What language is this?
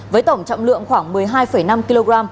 Vietnamese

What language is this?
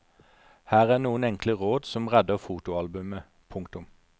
Norwegian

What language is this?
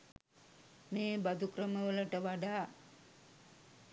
Sinhala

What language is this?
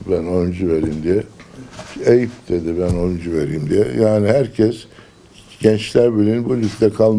Turkish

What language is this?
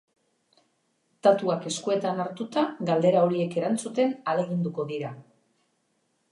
Basque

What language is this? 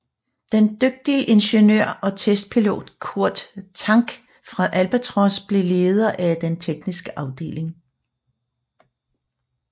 Danish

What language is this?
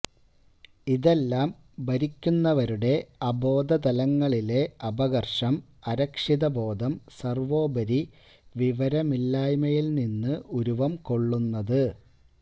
Malayalam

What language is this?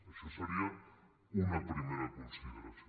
Catalan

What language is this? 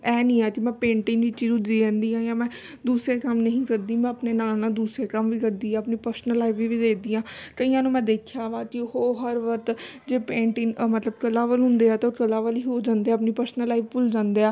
Punjabi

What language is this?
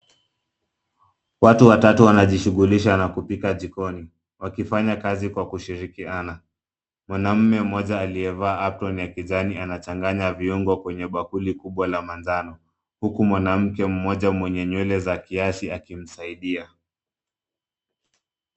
Swahili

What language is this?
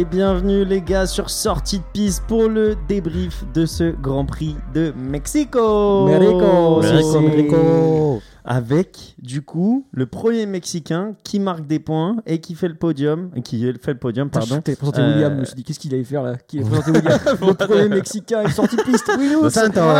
French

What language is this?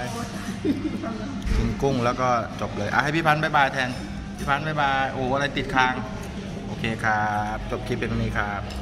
Thai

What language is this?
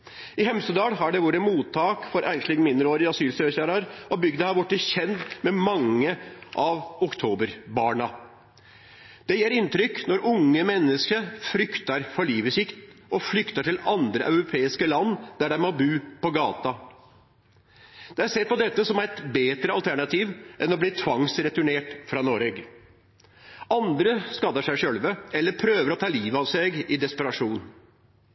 Norwegian Nynorsk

